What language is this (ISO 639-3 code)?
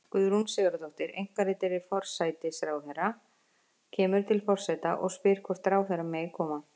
isl